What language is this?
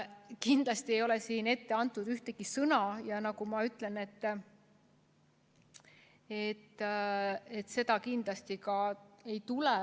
Estonian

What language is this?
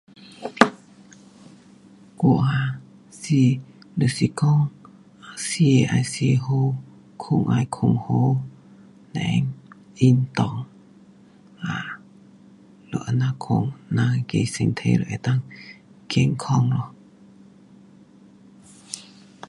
Pu-Xian Chinese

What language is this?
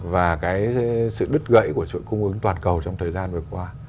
Vietnamese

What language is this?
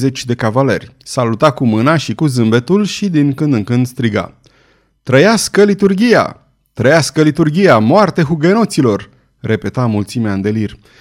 Romanian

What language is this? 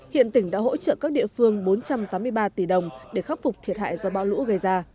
Vietnamese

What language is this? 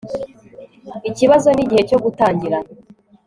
Kinyarwanda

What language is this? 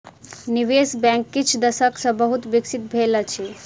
Maithili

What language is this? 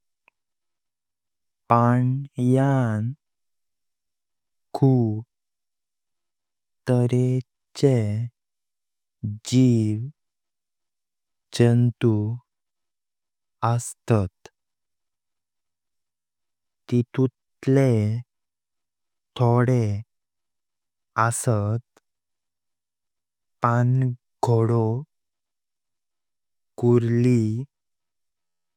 Konkani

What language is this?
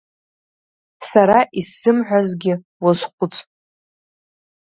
Abkhazian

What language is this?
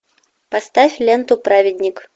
Russian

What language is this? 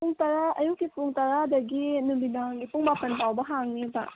Manipuri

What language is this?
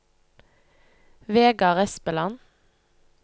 Norwegian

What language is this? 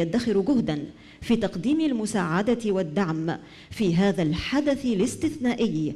Arabic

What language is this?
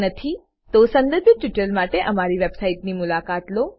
Gujarati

